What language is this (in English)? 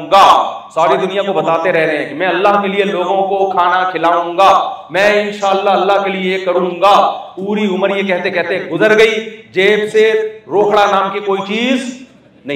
Urdu